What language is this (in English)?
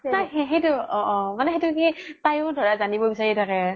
Assamese